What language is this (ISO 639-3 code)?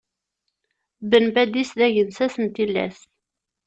kab